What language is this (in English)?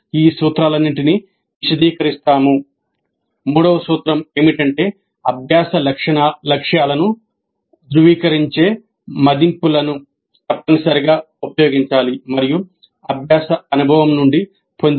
Telugu